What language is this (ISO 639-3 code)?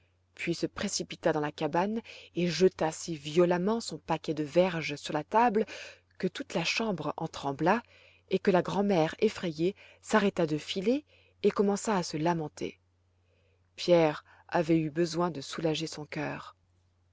fra